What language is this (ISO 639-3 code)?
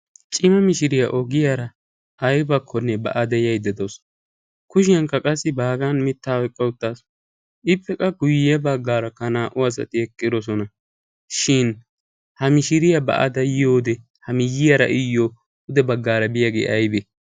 wal